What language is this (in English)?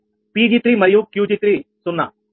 Telugu